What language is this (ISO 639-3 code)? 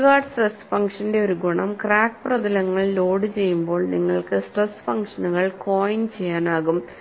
mal